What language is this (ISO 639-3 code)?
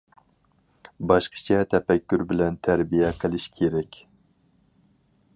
uig